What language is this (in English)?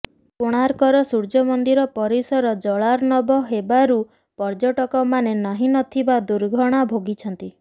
Odia